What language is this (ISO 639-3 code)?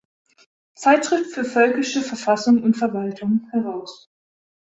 deu